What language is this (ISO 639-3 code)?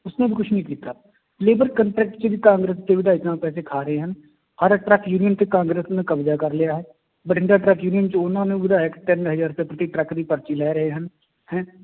pan